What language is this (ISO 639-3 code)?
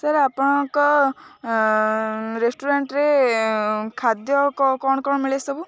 ori